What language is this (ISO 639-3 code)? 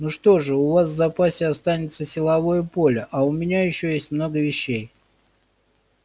rus